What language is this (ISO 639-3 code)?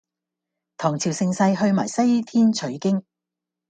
yue